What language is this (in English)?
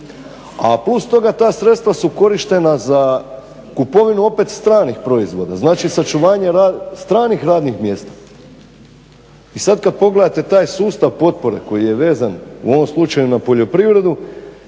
Croatian